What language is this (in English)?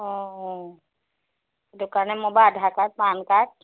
Assamese